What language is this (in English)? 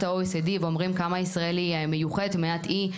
Hebrew